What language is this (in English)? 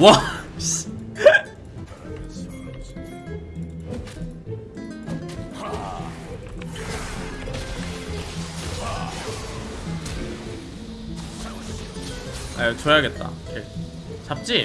Korean